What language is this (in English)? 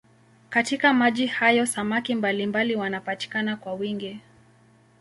Swahili